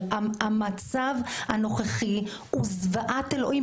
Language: Hebrew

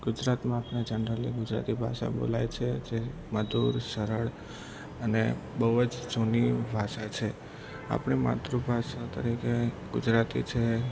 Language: Gujarati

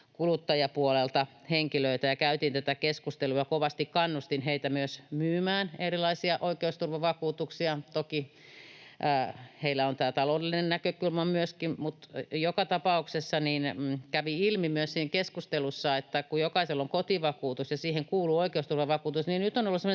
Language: Finnish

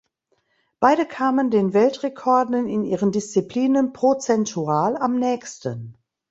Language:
German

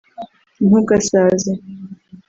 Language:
Kinyarwanda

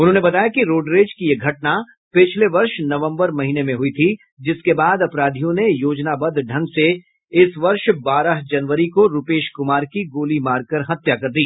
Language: Hindi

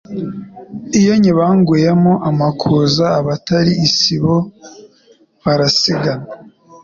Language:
Kinyarwanda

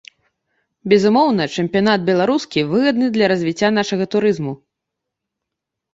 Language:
Belarusian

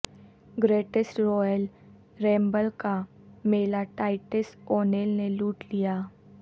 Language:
Urdu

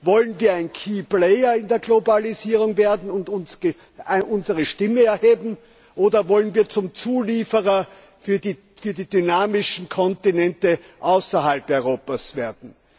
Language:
German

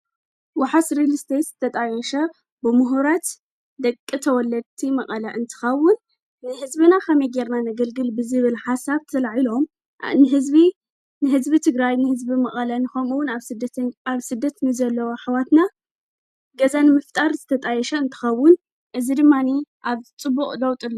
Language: Tigrinya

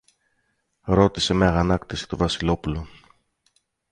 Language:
Greek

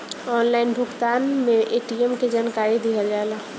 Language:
Bhojpuri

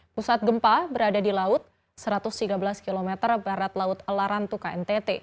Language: Indonesian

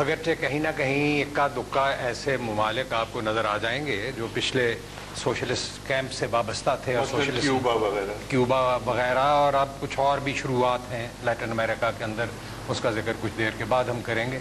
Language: Hindi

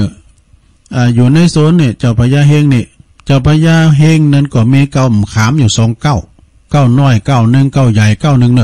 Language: Thai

